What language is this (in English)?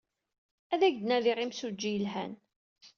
Kabyle